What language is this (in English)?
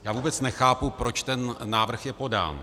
Czech